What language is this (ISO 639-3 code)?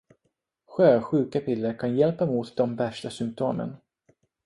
swe